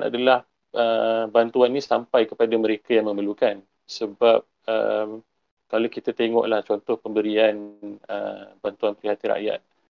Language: Malay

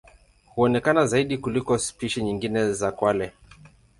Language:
Swahili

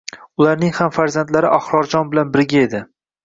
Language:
Uzbek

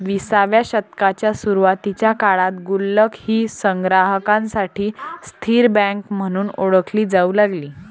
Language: Marathi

